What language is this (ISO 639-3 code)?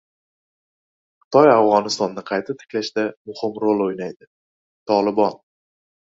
uzb